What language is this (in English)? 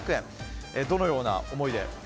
Japanese